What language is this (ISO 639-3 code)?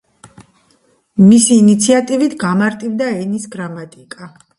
kat